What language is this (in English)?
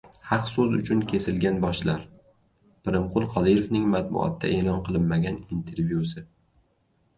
Uzbek